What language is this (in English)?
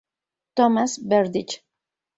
Spanish